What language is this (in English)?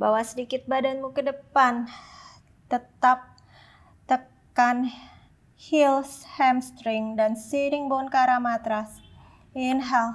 Indonesian